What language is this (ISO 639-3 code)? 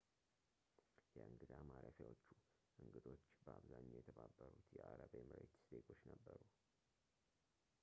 amh